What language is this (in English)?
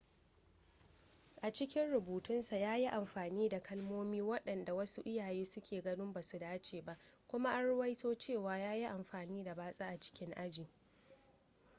Hausa